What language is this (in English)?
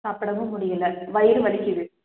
Tamil